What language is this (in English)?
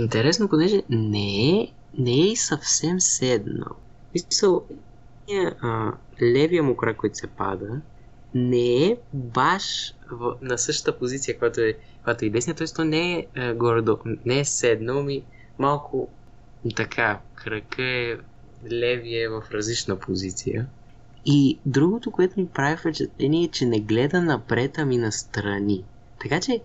Bulgarian